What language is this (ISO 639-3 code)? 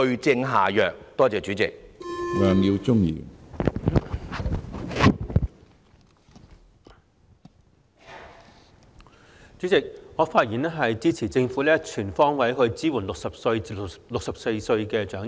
yue